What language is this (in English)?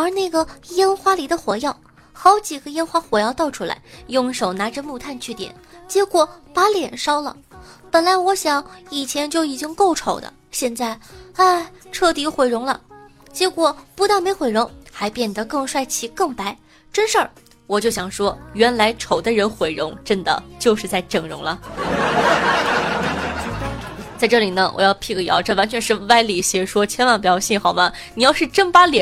Chinese